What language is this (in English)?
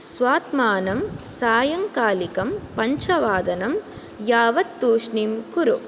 Sanskrit